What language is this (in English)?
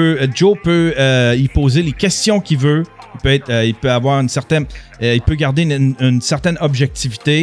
French